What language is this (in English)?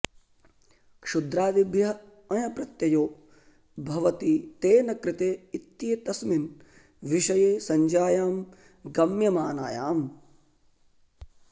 Sanskrit